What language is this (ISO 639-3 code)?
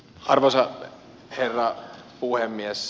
fin